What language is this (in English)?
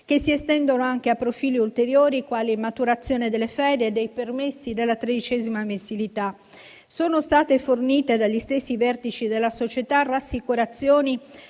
Italian